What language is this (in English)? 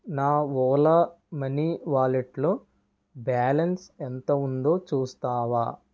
Telugu